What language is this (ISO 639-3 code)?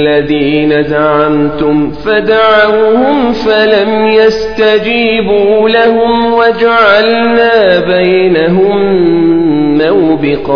ara